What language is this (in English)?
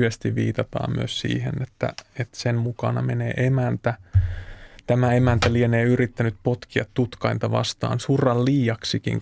Finnish